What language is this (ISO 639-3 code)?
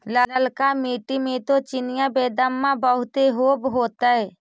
mag